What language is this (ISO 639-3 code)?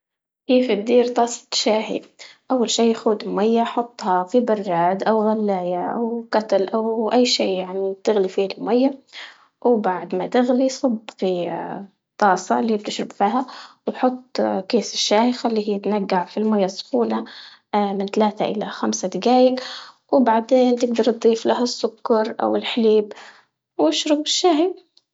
ayl